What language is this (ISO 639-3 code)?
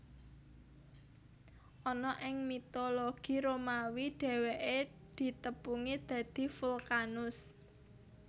jav